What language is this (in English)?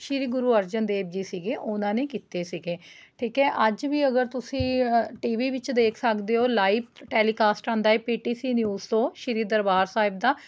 Punjabi